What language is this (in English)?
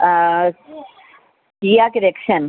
Sindhi